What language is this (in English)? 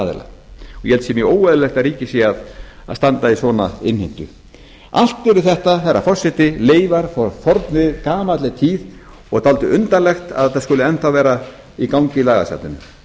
Icelandic